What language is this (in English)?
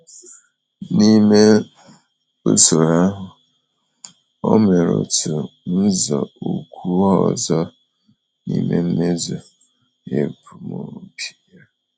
Igbo